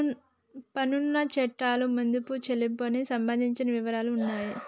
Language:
Telugu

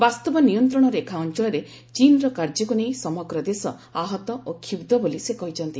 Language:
Odia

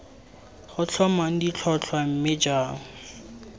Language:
Tswana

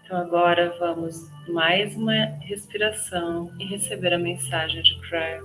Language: Portuguese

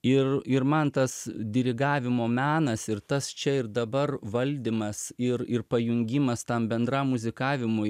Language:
Lithuanian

